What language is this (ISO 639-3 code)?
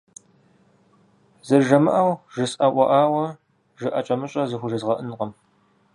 kbd